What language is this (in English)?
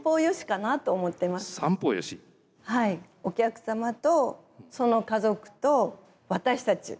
Japanese